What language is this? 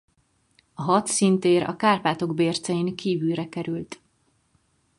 Hungarian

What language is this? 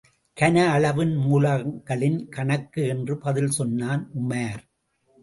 Tamil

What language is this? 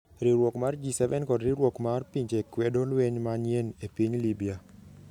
Luo (Kenya and Tanzania)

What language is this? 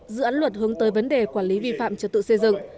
Vietnamese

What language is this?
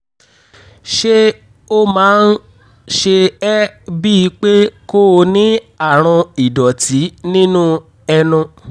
Yoruba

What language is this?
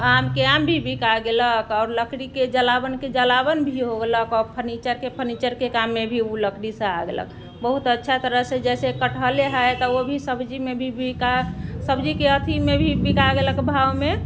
Maithili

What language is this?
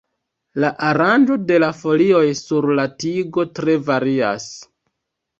Esperanto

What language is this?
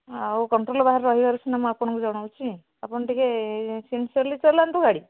Odia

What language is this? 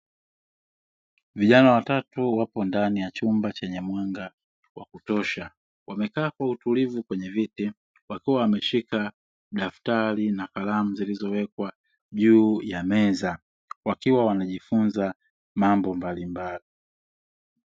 Swahili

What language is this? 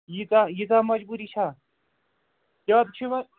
Kashmiri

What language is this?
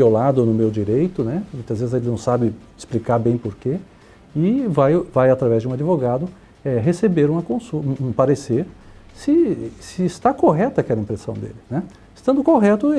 Portuguese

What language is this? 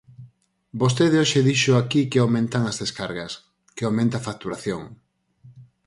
Galician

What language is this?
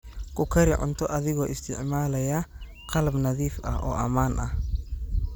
Somali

